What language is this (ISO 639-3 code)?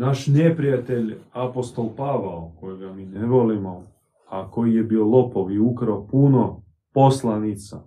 hrv